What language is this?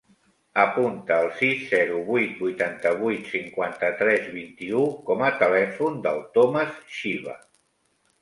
Catalan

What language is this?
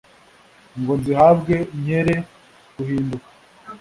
Kinyarwanda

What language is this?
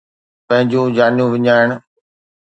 Sindhi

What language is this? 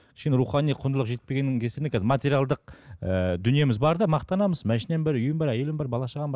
Kazakh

